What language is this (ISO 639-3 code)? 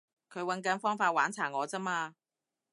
yue